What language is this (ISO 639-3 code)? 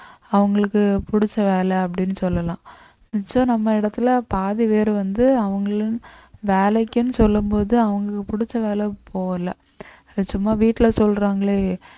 tam